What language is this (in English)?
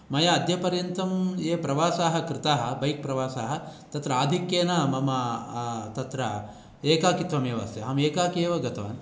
Sanskrit